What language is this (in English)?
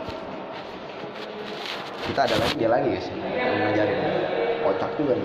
Indonesian